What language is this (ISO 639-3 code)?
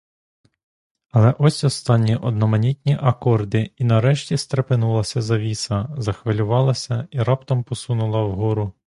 ukr